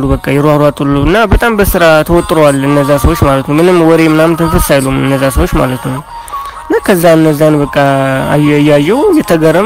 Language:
Arabic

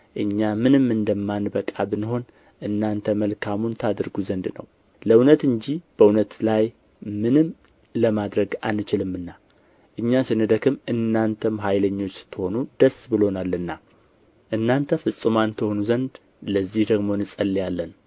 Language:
Amharic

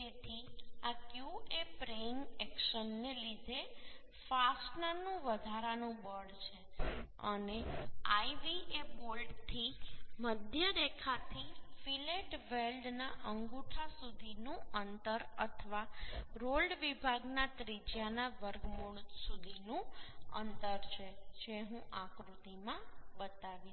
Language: Gujarati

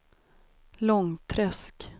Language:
Swedish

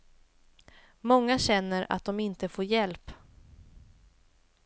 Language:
Swedish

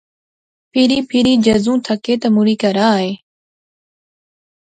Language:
Pahari-Potwari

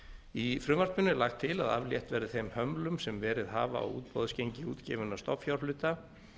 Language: Icelandic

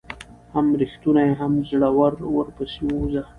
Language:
Pashto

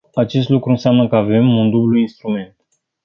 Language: Romanian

